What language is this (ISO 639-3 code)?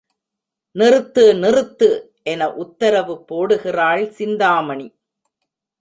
tam